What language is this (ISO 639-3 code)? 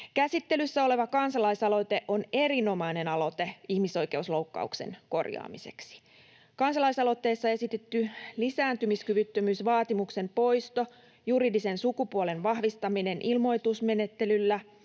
fin